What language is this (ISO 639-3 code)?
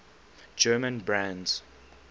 eng